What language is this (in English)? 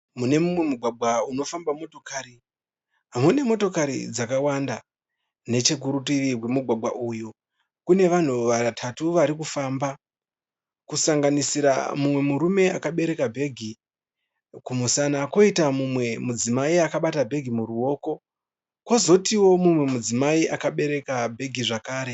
Shona